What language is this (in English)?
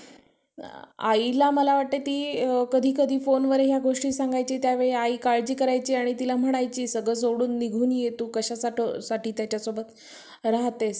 Marathi